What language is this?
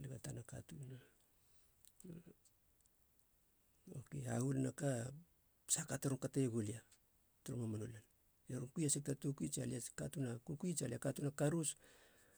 Halia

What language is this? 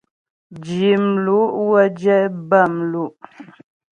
Ghomala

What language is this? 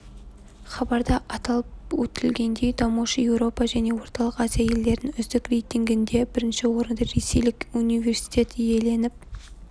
Kazakh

